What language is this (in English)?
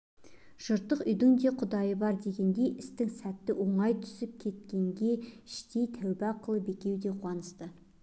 Kazakh